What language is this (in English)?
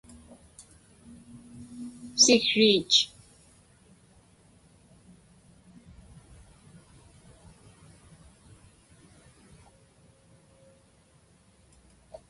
Inupiaq